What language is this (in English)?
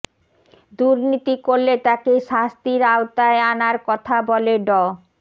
Bangla